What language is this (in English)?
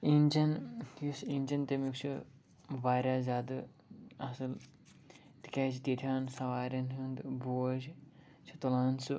Kashmiri